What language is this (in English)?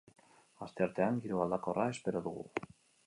Basque